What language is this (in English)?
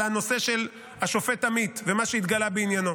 Hebrew